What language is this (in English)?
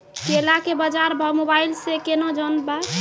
Maithili